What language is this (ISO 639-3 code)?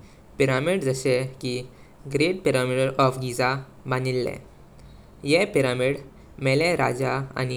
kok